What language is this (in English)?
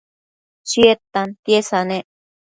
Matsés